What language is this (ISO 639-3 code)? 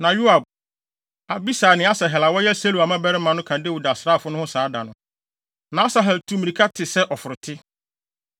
aka